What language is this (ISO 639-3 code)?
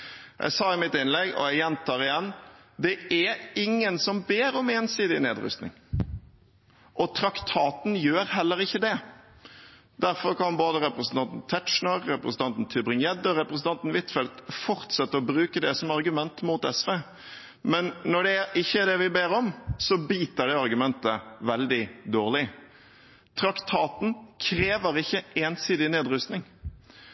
nob